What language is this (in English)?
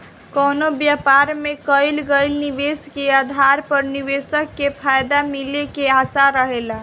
Bhojpuri